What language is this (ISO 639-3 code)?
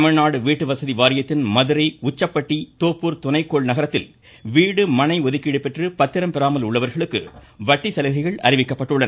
tam